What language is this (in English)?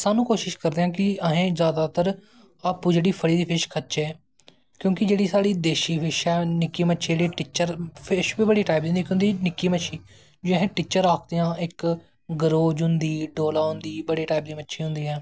Dogri